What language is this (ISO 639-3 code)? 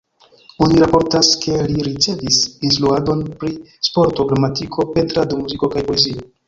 epo